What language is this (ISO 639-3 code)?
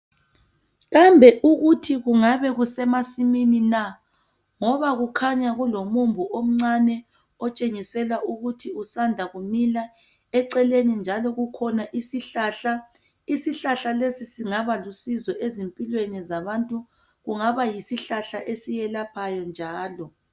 nde